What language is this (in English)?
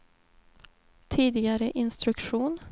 Swedish